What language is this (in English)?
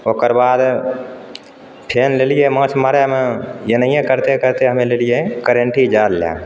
Maithili